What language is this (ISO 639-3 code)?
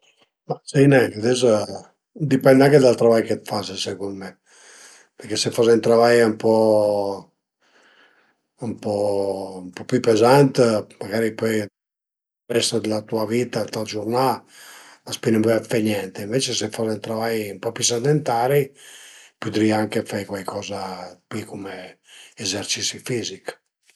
pms